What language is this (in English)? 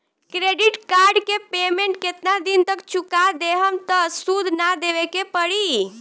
Bhojpuri